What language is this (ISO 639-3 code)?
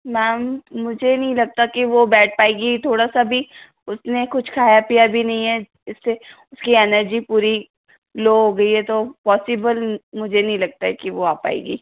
hin